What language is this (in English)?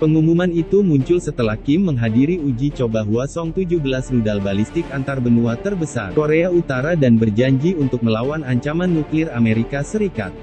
Indonesian